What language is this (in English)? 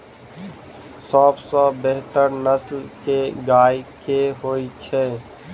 Maithili